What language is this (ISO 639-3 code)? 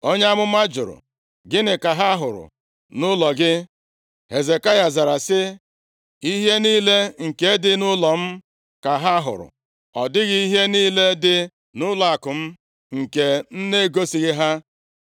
ibo